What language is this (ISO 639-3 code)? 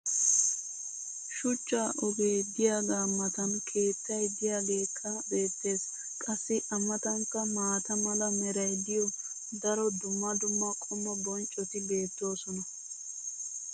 wal